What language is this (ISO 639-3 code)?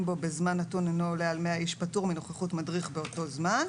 heb